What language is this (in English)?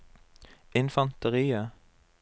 Norwegian